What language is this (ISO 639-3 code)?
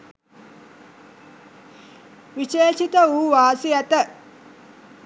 sin